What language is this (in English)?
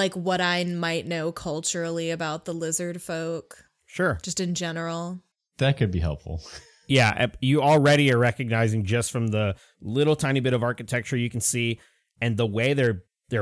English